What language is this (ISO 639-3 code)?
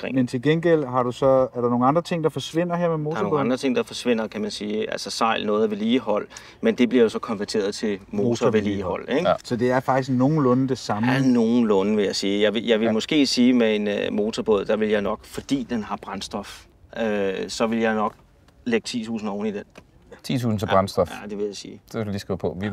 dan